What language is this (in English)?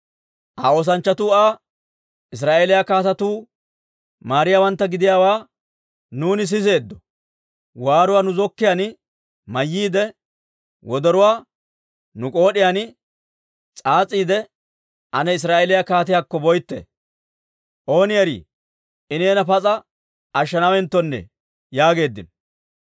Dawro